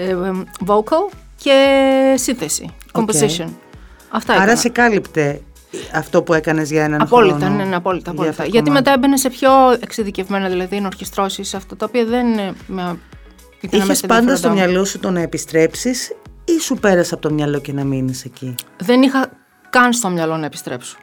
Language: Greek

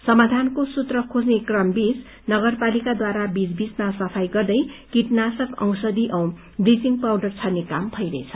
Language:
Nepali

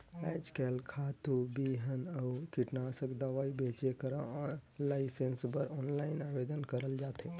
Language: Chhattisgarhi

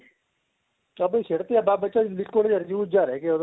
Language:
Punjabi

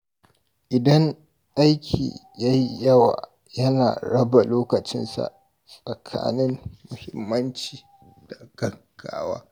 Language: Hausa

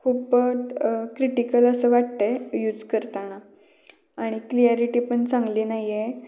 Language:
Marathi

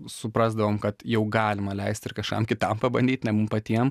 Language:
Lithuanian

